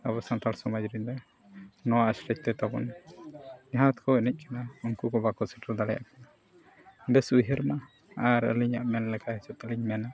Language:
Santali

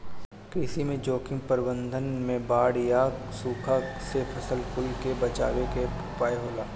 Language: Bhojpuri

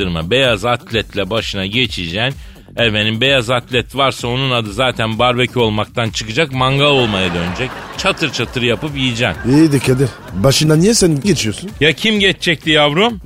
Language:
Turkish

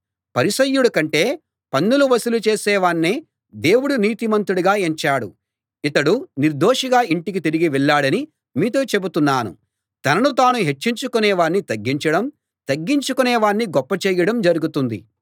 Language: Telugu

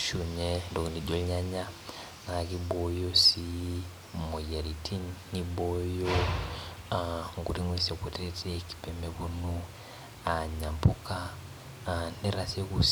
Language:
Masai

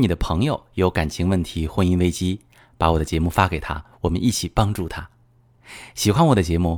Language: Chinese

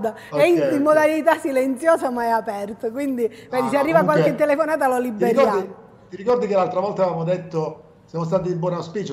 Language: Italian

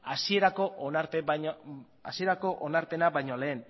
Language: Basque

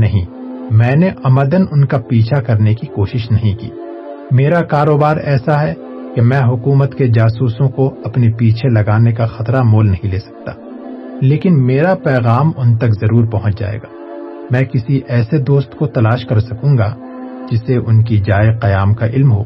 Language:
Urdu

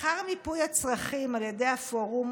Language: Hebrew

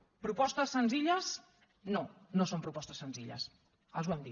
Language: Catalan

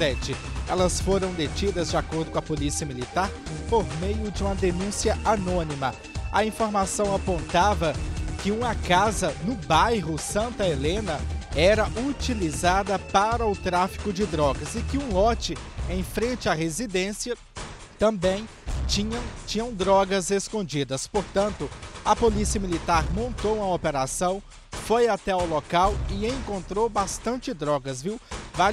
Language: Portuguese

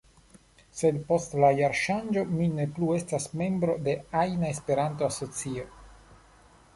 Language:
Esperanto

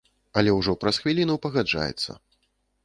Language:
Belarusian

